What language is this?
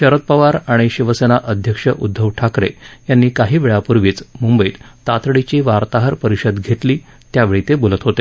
Marathi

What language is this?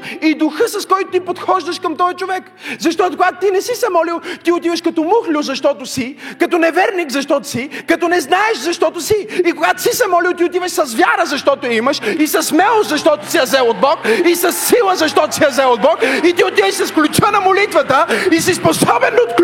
Bulgarian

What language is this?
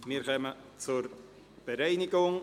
Swiss German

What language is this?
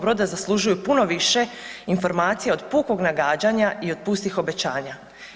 Croatian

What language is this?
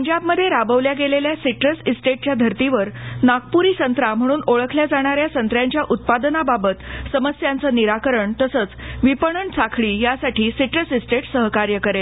Marathi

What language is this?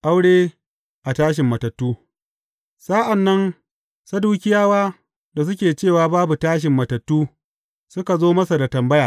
Hausa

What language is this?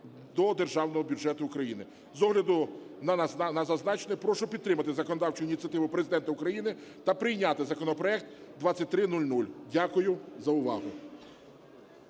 Ukrainian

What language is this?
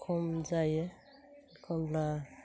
Bodo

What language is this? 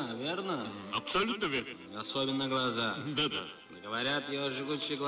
Turkish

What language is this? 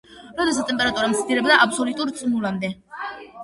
Georgian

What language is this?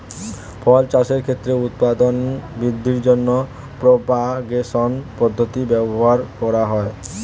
Bangla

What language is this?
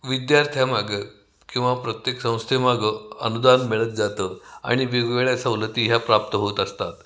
Marathi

